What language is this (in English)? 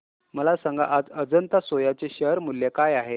Marathi